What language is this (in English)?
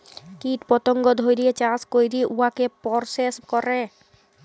Bangla